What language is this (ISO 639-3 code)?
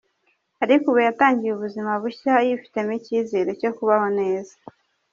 kin